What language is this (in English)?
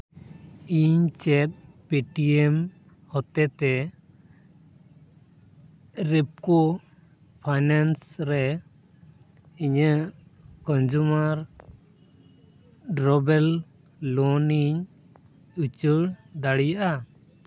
Santali